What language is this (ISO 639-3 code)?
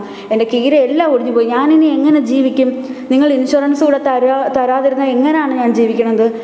mal